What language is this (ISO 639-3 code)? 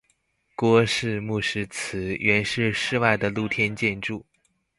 zho